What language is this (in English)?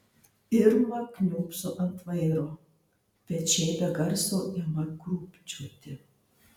Lithuanian